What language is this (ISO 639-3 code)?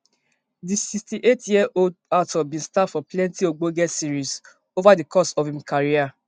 pcm